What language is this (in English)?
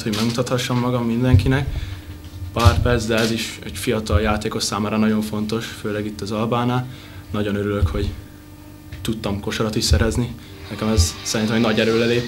Hungarian